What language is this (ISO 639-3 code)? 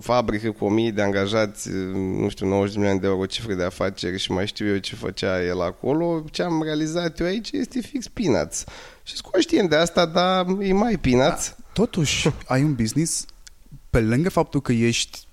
ron